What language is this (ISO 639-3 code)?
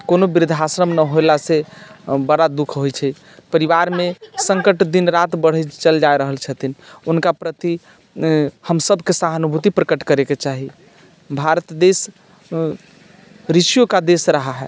mai